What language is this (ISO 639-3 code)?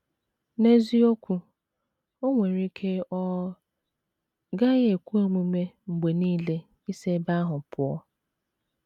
ibo